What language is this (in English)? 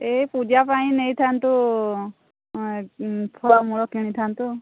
Odia